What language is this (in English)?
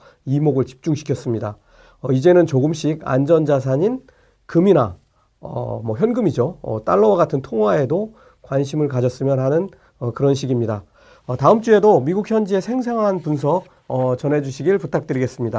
Korean